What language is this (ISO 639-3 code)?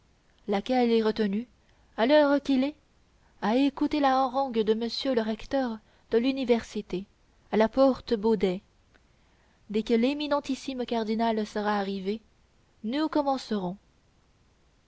fra